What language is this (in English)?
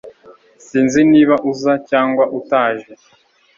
Kinyarwanda